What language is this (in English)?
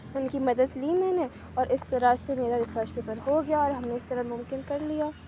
Urdu